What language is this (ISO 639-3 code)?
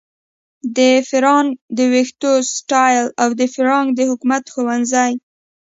pus